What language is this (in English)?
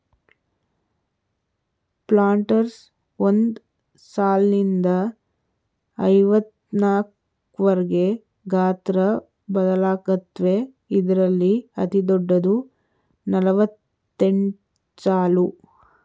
Kannada